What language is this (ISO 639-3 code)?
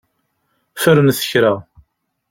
kab